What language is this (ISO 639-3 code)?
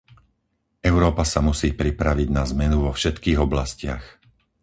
slk